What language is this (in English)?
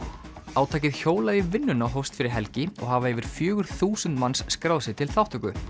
Icelandic